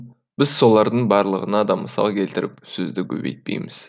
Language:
Kazakh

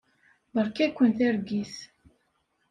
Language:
Kabyle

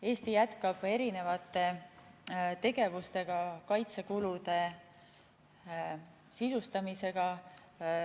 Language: Estonian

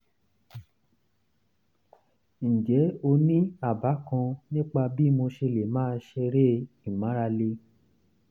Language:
Yoruba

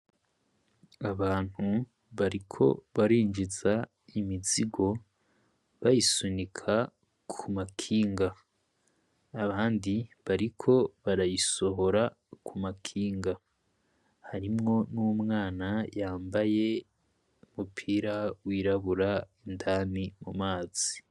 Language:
Rundi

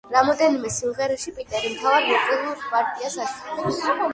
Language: Georgian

